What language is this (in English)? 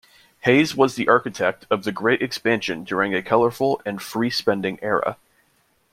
English